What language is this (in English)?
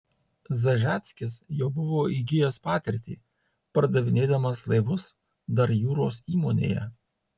Lithuanian